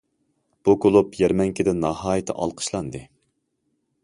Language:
Uyghur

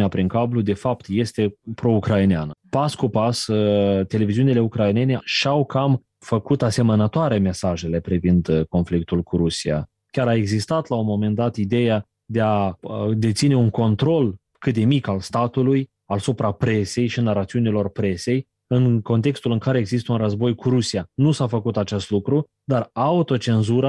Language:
Romanian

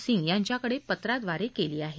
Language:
Marathi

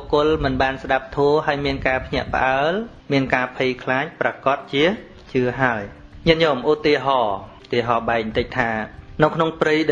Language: Vietnamese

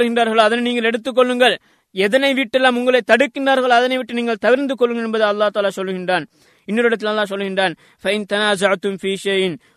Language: Tamil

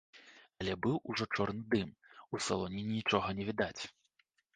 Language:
Belarusian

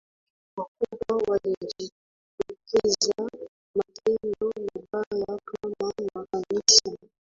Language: Swahili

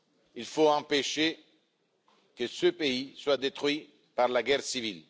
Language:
French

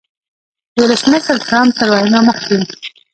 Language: Pashto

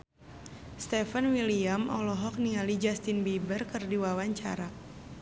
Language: Sundanese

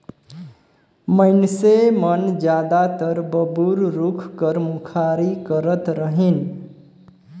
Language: Chhattisgarhi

